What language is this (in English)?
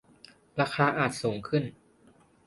Thai